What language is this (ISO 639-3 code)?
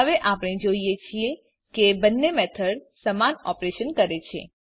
guj